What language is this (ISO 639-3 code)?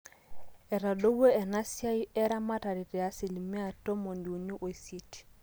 mas